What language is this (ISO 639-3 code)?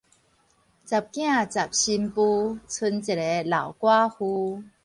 nan